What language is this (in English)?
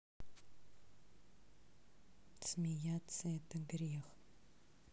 Russian